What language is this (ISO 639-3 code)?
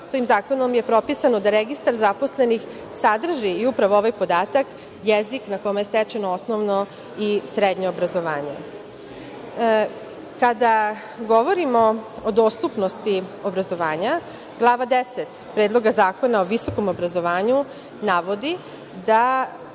srp